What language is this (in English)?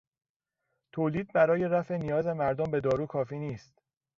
Persian